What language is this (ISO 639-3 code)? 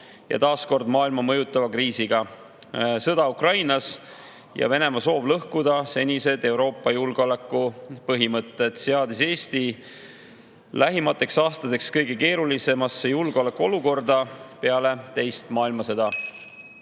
est